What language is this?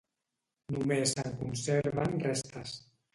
Catalan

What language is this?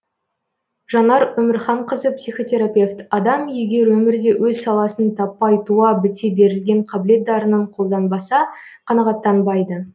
Kazakh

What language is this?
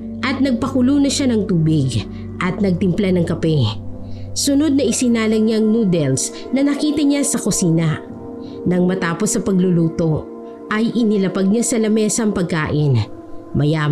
Filipino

